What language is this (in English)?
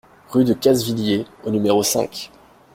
French